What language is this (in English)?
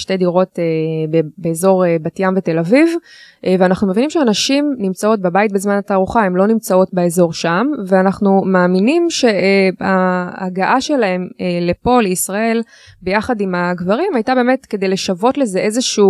Hebrew